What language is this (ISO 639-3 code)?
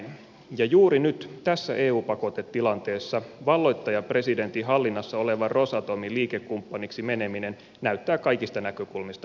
fin